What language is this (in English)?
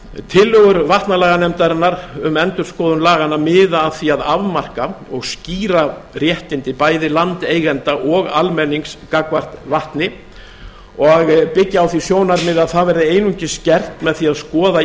Icelandic